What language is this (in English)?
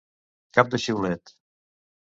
Catalan